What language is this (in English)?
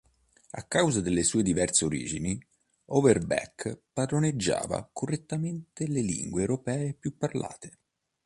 Italian